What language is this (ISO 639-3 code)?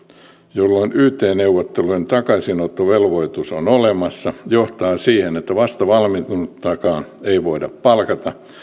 fin